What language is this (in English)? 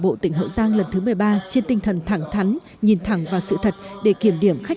Vietnamese